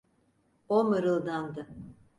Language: Turkish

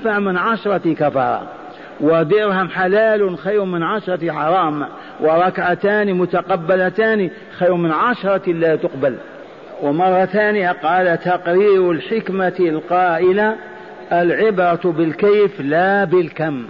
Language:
Arabic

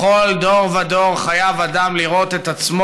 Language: Hebrew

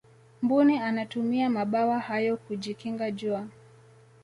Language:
Swahili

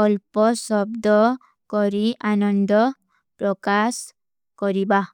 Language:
Kui (India)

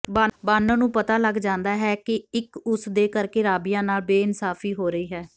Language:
Punjabi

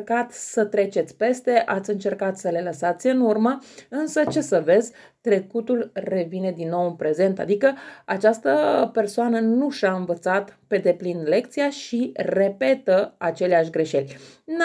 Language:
Romanian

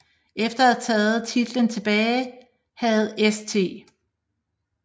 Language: Danish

